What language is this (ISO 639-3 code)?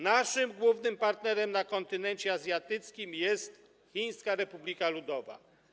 pol